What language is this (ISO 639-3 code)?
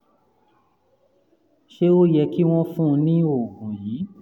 yor